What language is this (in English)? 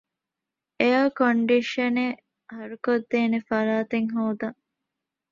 Divehi